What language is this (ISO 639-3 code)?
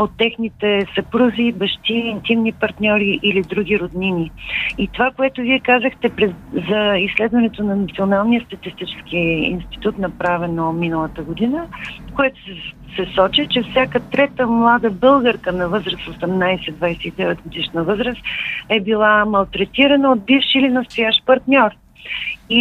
bul